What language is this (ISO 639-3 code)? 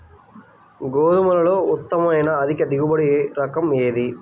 tel